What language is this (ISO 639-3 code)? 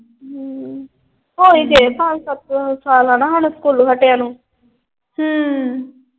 pan